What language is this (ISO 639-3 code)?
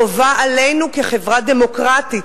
heb